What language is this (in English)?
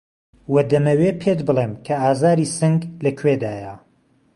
Central Kurdish